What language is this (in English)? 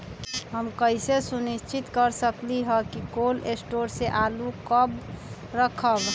Magahi